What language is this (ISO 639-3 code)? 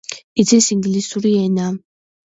kat